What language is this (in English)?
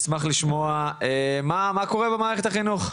Hebrew